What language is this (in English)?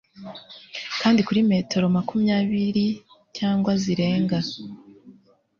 Kinyarwanda